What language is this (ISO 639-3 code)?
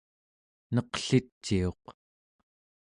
esu